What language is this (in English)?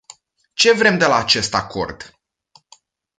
Romanian